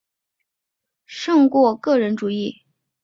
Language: Chinese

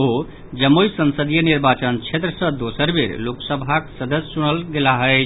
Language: Maithili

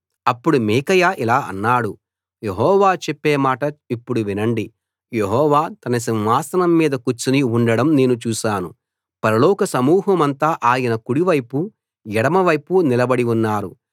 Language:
Telugu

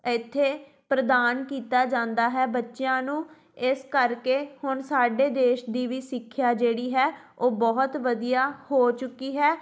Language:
Punjabi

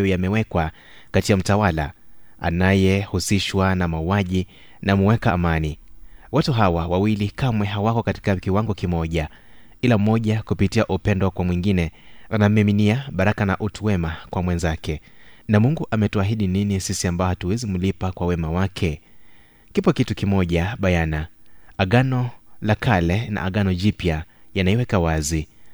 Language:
Swahili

